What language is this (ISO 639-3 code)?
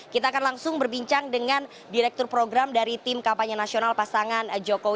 ind